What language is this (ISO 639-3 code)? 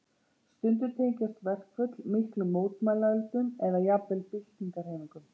isl